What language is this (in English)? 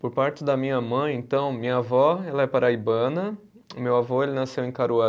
Portuguese